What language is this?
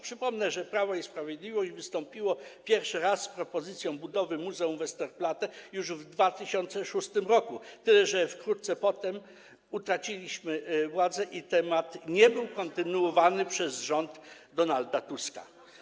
Polish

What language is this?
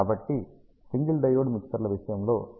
Telugu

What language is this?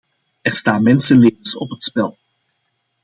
Dutch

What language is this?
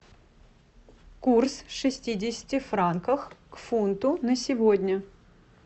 Russian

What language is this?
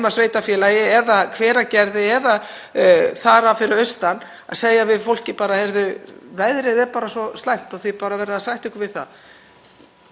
Icelandic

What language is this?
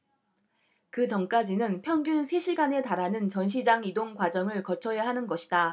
Korean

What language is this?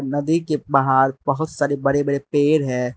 Hindi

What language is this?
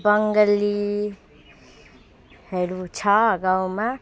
Nepali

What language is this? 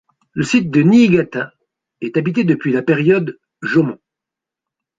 French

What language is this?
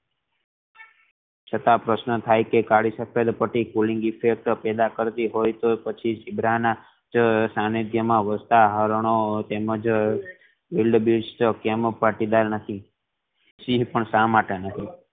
Gujarati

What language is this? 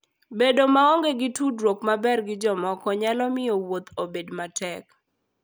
Luo (Kenya and Tanzania)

